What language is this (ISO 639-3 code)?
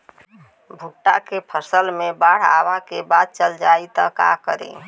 bho